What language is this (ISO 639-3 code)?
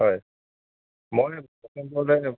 asm